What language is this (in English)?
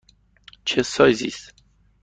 Persian